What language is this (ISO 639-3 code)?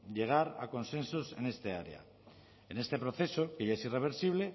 spa